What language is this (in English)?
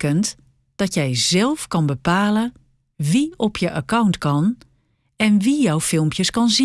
Dutch